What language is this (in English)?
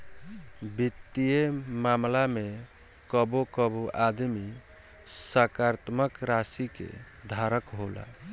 Bhojpuri